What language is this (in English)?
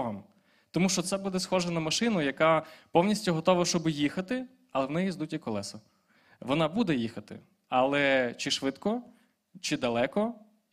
Ukrainian